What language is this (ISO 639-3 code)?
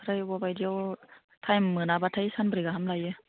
brx